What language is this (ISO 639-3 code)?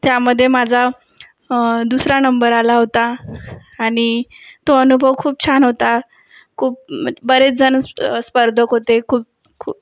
mar